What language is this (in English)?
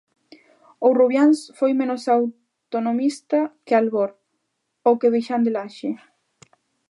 Galician